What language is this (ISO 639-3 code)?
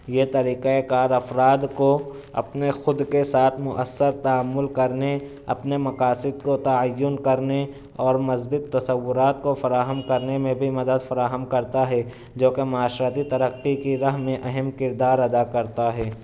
urd